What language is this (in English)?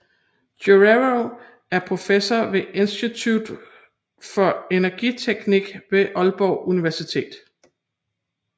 Danish